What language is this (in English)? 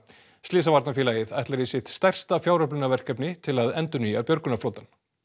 Icelandic